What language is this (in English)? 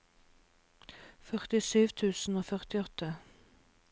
Norwegian